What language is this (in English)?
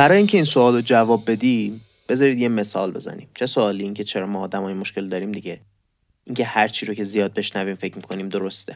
Persian